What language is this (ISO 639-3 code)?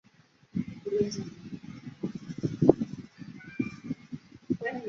zho